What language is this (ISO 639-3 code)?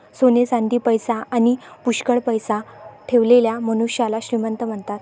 mar